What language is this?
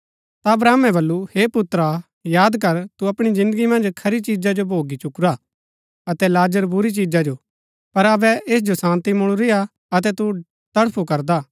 Gaddi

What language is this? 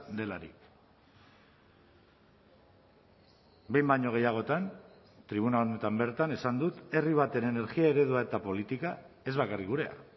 Basque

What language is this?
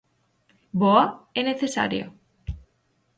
Galician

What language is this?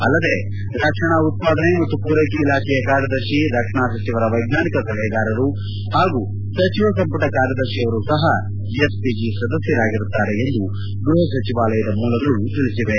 Kannada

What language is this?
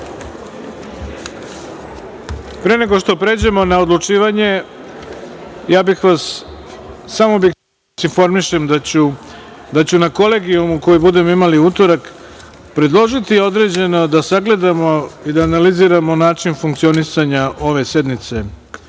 Serbian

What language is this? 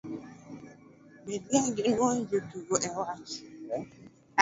Luo (Kenya and Tanzania)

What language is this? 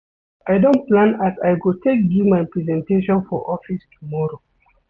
Nigerian Pidgin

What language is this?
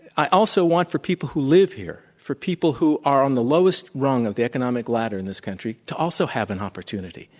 English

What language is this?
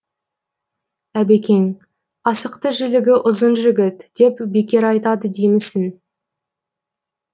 Kazakh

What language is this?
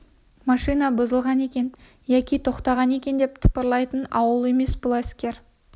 Kazakh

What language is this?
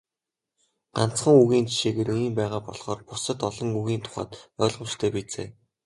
Mongolian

